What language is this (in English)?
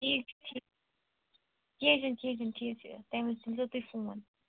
Kashmiri